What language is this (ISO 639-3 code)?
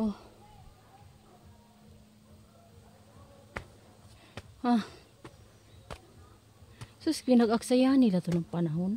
ind